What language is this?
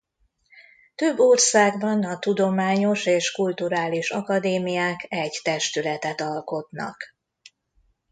Hungarian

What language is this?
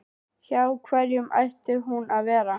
Icelandic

